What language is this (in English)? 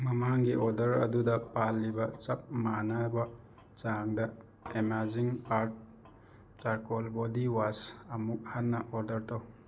Manipuri